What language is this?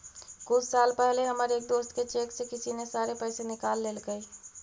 Magahi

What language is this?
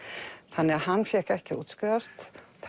Icelandic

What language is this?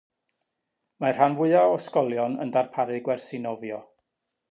Welsh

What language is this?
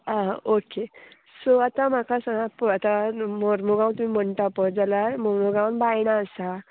Konkani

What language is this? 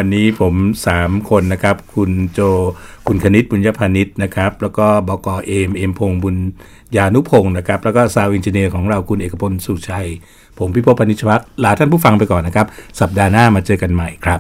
Thai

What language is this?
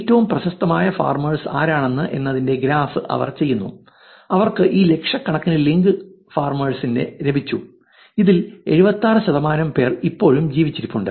Malayalam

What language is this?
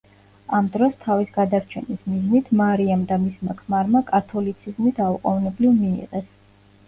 Georgian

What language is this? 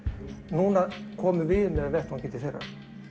Icelandic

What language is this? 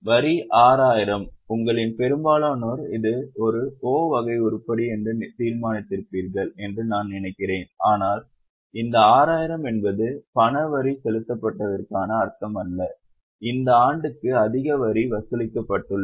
Tamil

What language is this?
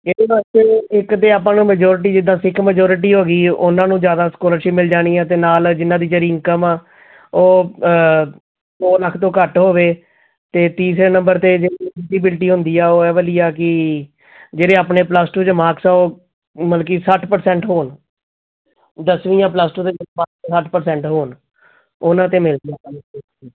Punjabi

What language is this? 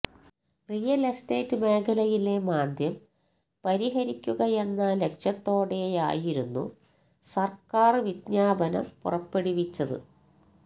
Malayalam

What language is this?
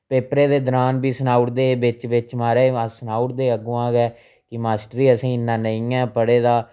Dogri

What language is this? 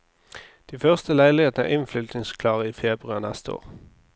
Norwegian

